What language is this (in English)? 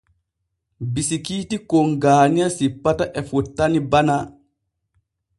Borgu Fulfulde